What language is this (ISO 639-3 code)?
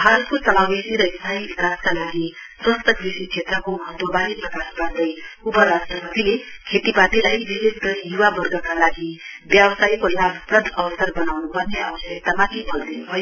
nep